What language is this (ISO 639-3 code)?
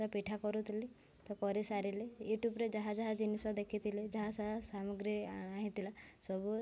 ori